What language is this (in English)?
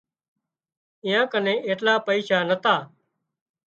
Wadiyara Koli